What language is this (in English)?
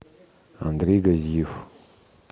Russian